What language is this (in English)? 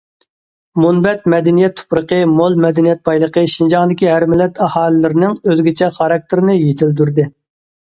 Uyghur